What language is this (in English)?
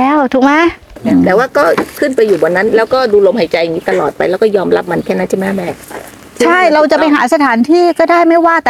Thai